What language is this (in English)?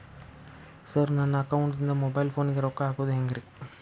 Kannada